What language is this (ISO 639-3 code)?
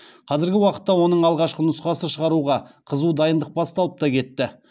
kaz